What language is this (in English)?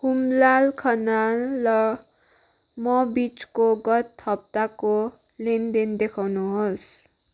Nepali